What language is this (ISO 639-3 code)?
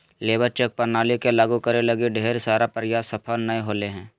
mag